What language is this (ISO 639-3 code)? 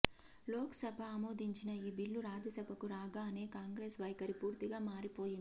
tel